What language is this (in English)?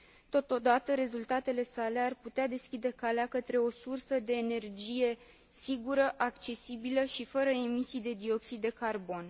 Romanian